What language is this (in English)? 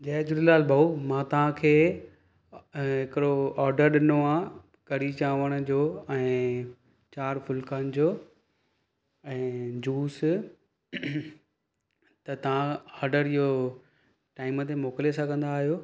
Sindhi